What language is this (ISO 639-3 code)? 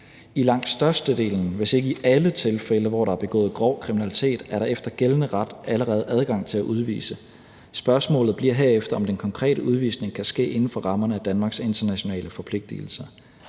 dan